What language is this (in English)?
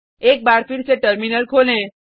Hindi